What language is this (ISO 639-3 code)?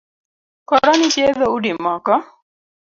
luo